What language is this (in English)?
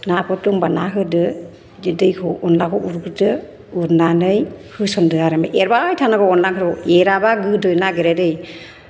Bodo